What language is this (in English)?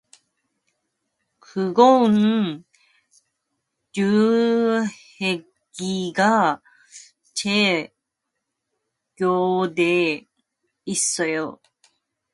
Korean